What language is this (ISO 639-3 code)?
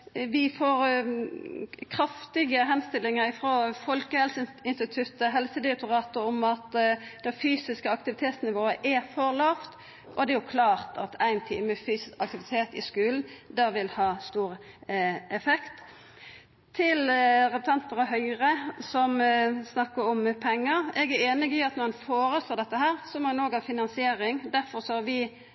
nno